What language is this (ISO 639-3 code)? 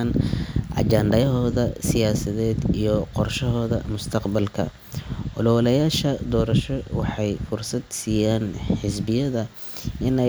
som